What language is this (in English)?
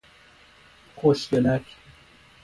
Persian